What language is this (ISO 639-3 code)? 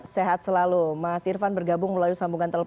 ind